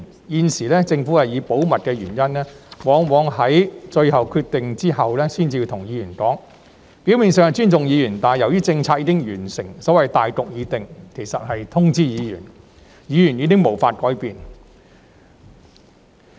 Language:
Cantonese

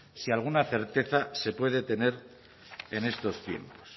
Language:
Spanish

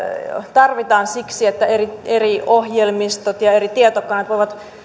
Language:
Finnish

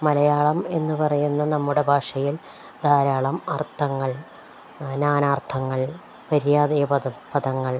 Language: Malayalam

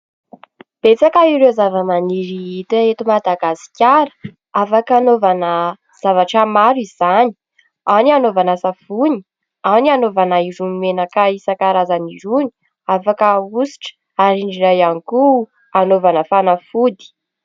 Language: Malagasy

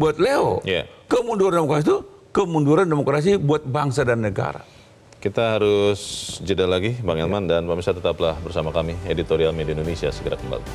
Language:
Indonesian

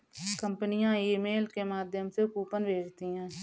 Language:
Hindi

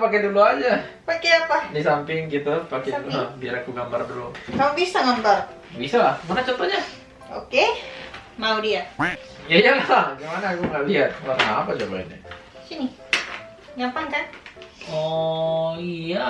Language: Indonesian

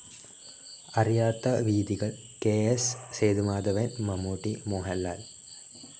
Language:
Malayalam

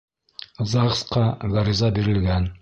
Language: Bashkir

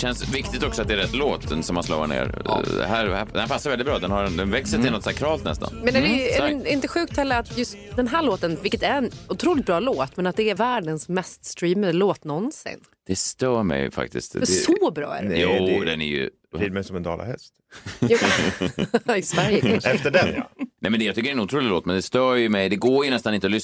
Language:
Swedish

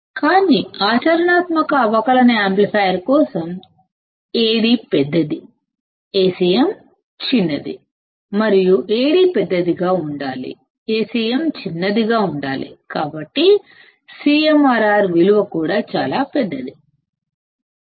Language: Telugu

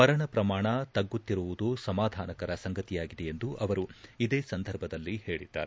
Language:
Kannada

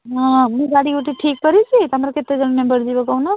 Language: Odia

